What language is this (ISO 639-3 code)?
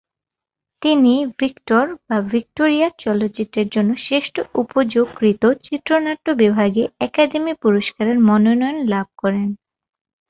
ben